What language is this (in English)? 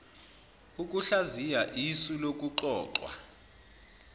Zulu